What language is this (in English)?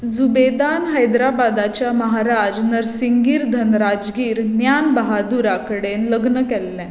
Konkani